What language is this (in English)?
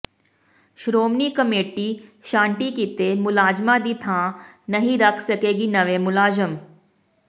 Punjabi